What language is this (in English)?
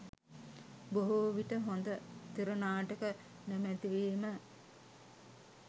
Sinhala